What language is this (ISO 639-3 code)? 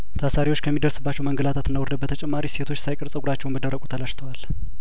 amh